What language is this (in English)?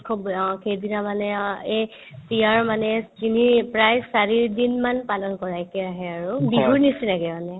Assamese